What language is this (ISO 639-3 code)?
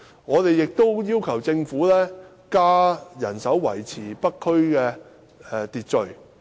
yue